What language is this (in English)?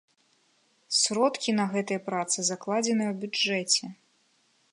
Belarusian